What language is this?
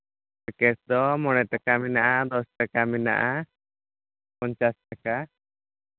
Santali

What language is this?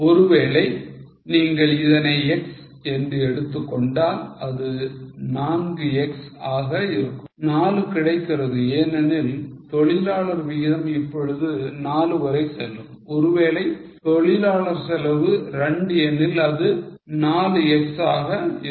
Tamil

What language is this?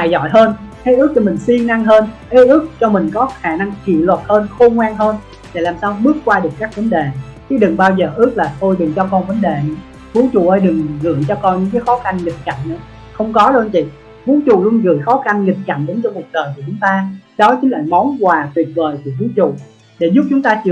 Vietnamese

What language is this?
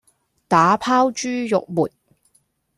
Cantonese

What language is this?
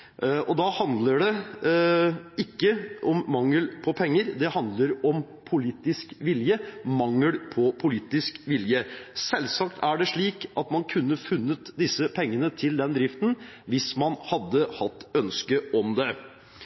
Norwegian Bokmål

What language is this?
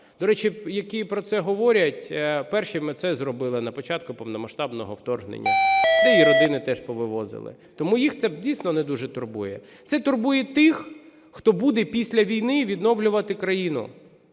Ukrainian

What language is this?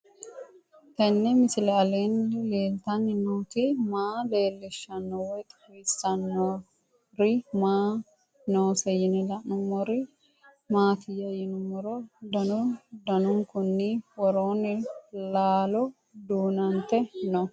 Sidamo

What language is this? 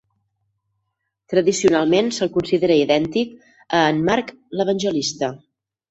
Catalan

